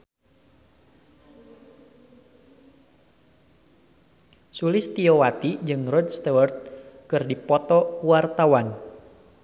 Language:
Sundanese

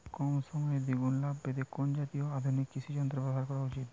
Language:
Bangla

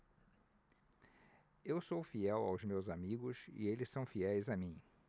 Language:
Portuguese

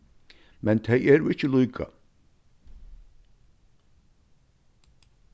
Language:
Faroese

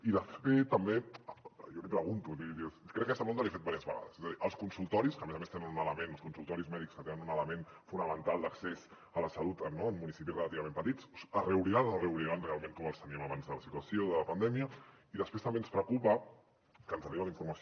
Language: Catalan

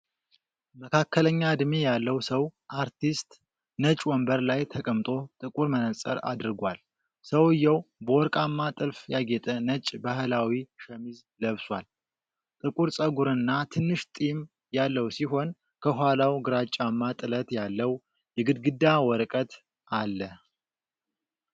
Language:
Amharic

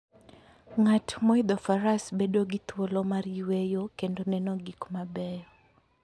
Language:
Luo (Kenya and Tanzania)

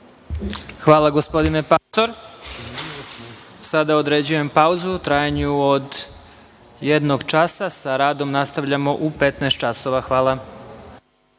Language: Serbian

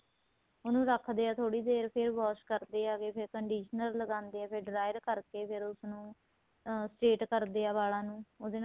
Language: Punjabi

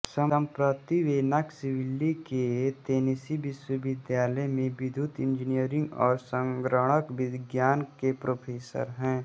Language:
Hindi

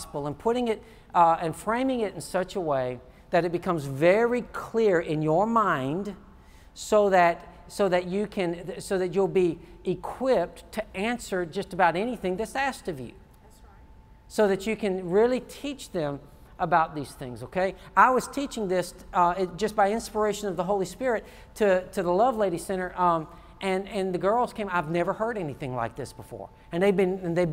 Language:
English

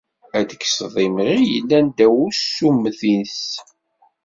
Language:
Kabyle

